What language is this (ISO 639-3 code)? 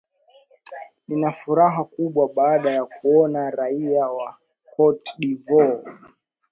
swa